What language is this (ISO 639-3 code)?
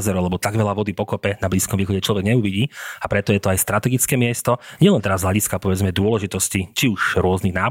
slk